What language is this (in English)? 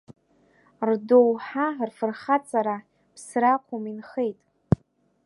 Abkhazian